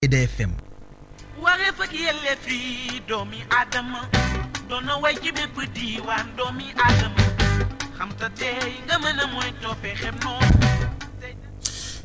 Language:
Wolof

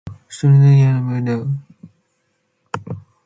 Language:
Manx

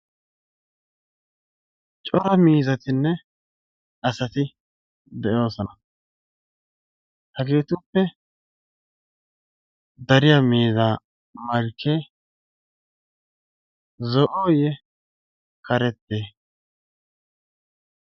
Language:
Wolaytta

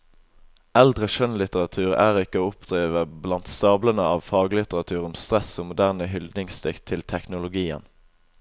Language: Norwegian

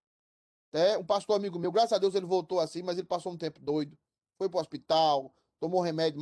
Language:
Portuguese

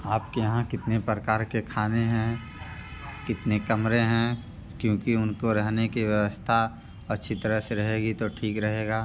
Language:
Hindi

